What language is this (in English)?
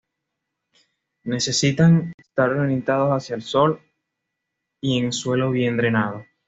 Spanish